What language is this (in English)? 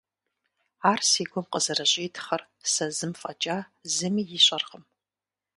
Kabardian